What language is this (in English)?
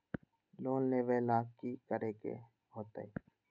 Magahi